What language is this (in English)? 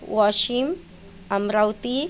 Marathi